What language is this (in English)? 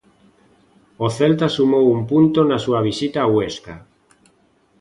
Galician